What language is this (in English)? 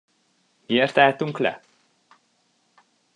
Hungarian